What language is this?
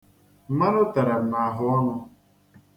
Igbo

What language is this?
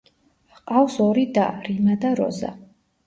Georgian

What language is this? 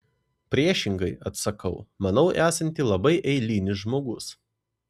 Lithuanian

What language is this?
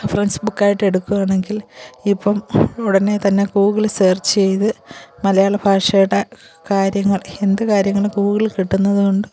Malayalam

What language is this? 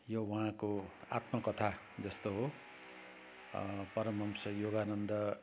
Nepali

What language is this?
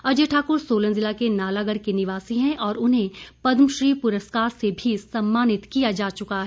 Hindi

